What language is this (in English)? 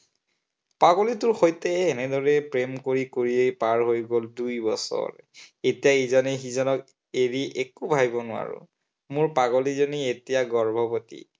Assamese